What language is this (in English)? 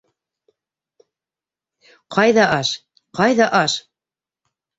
Bashkir